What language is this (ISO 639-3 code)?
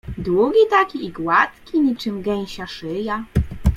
pol